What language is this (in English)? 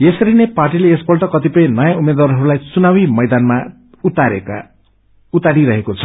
Nepali